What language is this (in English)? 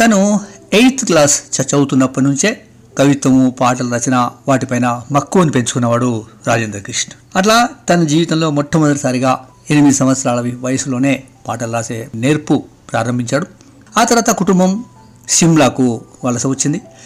Telugu